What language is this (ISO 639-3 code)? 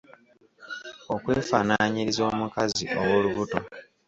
lug